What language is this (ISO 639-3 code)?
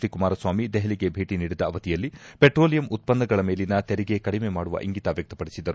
kan